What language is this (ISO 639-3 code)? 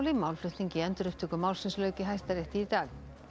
isl